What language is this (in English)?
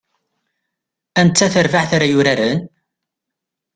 Kabyle